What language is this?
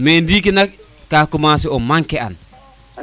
Serer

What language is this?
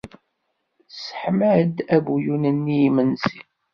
Kabyle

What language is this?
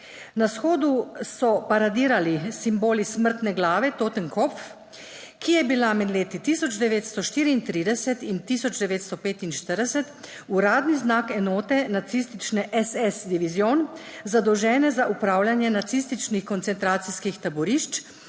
Slovenian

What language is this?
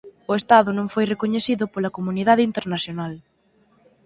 Galician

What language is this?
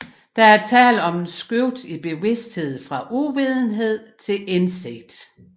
Danish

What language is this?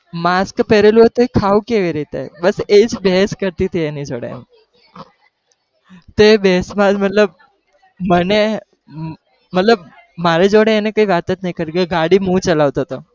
Gujarati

